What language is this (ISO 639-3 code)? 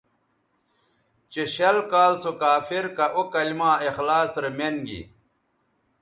btv